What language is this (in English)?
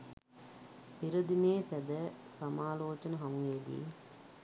Sinhala